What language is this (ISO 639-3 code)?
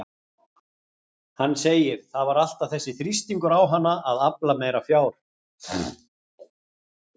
isl